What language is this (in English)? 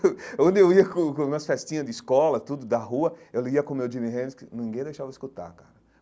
Portuguese